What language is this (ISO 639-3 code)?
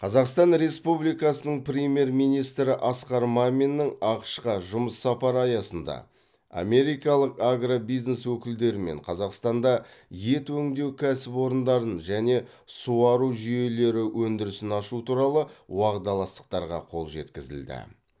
kaz